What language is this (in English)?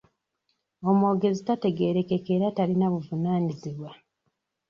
Ganda